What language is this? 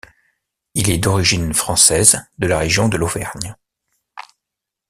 French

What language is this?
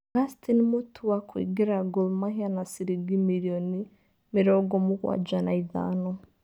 Kikuyu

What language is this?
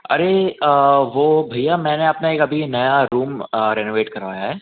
Hindi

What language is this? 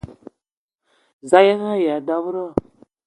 Eton (Cameroon)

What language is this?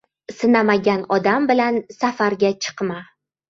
Uzbek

